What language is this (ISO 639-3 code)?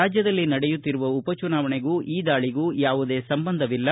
kan